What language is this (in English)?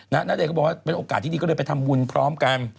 Thai